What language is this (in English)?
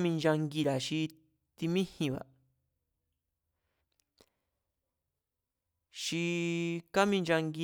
Mazatlán Mazatec